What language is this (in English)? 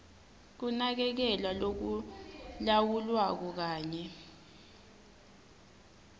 Swati